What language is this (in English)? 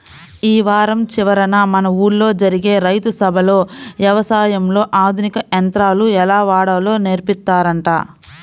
Telugu